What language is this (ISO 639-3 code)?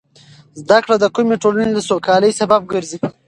pus